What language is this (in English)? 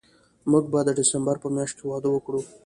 Pashto